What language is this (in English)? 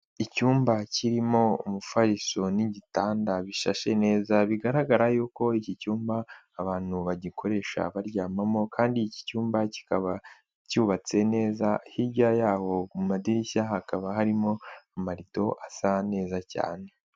Kinyarwanda